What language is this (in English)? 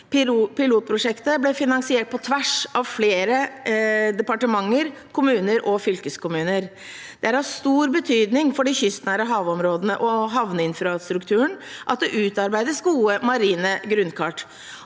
Norwegian